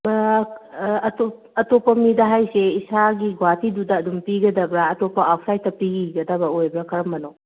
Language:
Manipuri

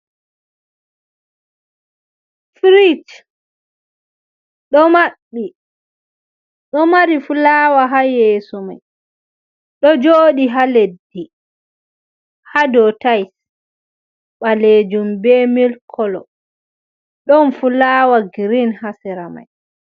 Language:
Fula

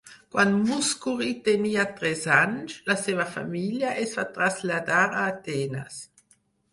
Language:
Catalan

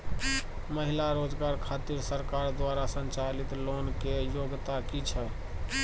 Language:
Maithili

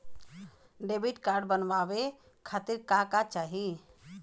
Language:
Bhojpuri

